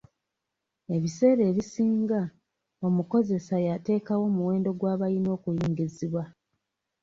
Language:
Ganda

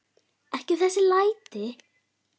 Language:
Icelandic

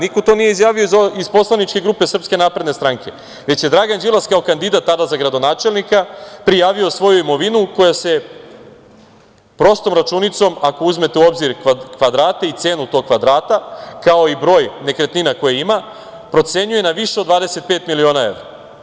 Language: Serbian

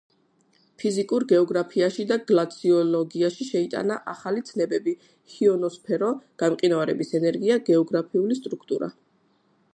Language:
Georgian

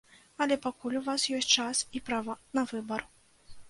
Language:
Belarusian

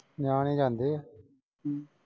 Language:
Punjabi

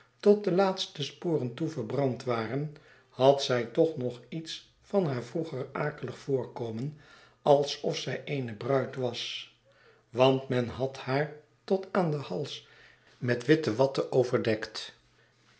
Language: Dutch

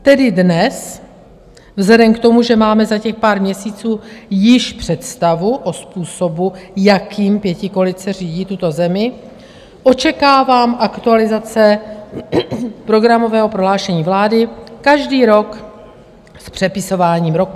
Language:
Czech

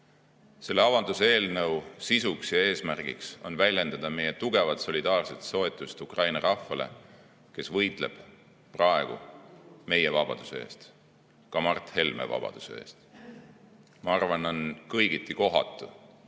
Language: Estonian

